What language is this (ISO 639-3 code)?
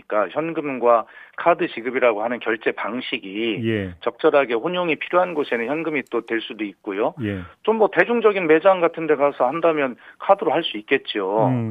kor